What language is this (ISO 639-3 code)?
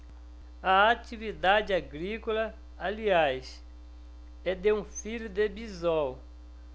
por